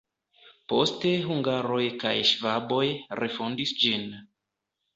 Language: Esperanto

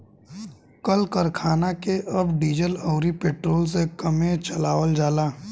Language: Bhojpuri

